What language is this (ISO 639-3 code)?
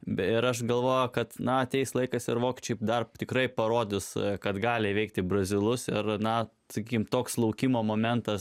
lit